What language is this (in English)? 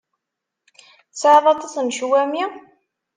Kabyle